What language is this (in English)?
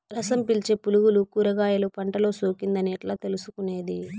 Telugu